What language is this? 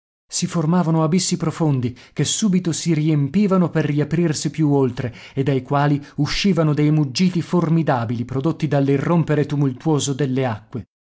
Italian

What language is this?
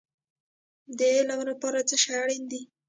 Pashto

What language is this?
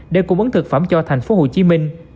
Vietnamese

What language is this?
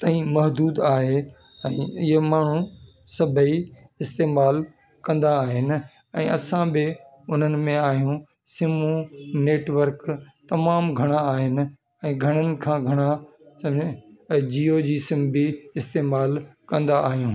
Sindhi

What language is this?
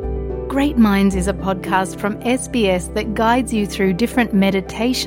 Filipino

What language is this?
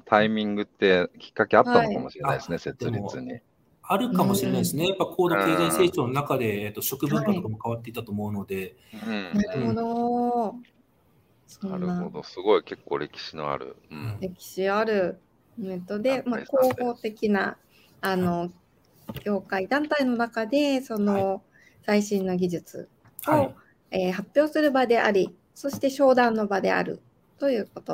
Japanese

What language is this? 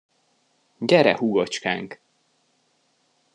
Hungarian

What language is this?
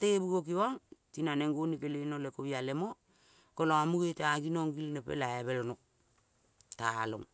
Kol (Papua New Guinea)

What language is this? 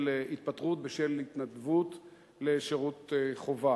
Hebrew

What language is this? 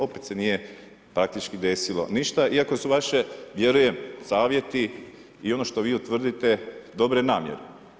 Croatian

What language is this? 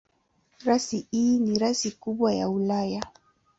Swahili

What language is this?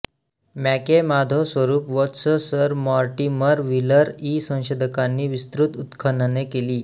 Marathi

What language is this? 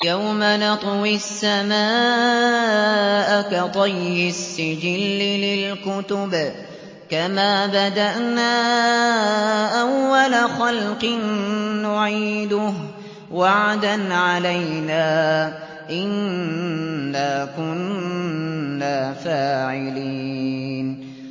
Arabic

